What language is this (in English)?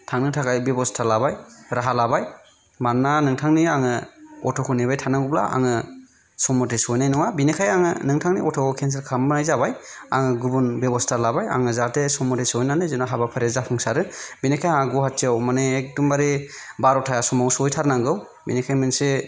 Bodo